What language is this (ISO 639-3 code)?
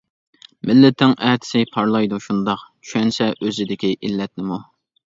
uig